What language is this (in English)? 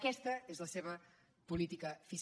Catalan